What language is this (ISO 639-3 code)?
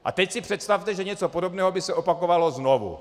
ces